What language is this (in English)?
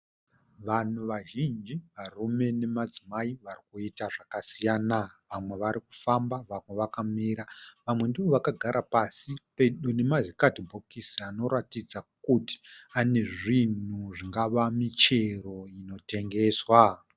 Shona